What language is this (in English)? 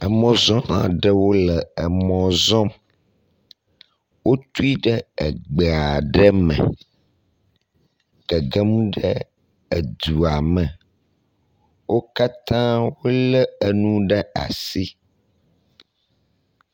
Ewe